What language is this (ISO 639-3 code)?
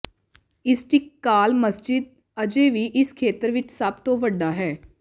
pan